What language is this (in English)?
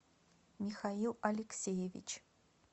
Russian